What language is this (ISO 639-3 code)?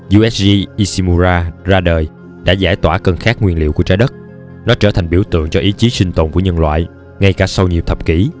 vie